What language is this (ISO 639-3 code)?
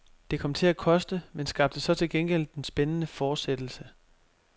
dan